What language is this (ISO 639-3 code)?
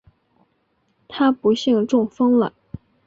zho